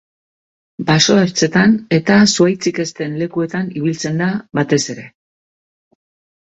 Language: Basque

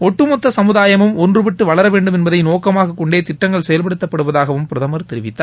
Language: Tamil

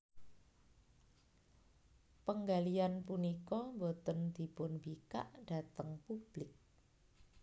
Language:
Javanese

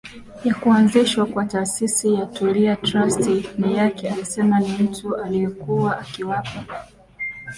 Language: Swahili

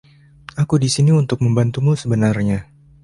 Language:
Indonesian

